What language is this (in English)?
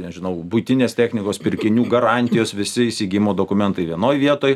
Lithuanian